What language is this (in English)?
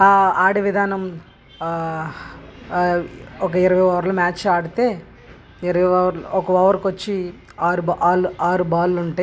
Telugu